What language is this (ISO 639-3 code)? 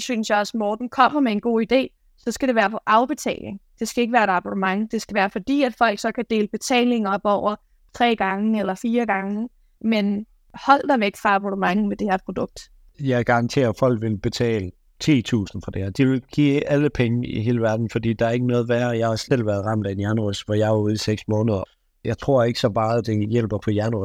dan